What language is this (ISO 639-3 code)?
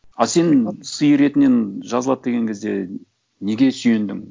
kaz